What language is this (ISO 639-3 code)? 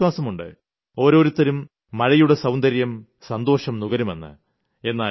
mal